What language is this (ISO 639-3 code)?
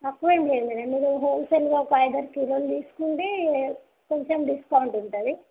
tel